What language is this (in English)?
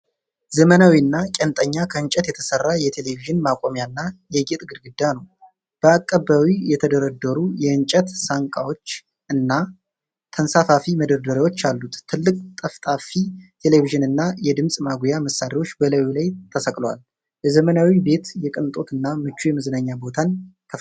Amharic